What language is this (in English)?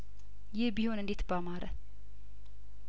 Amharic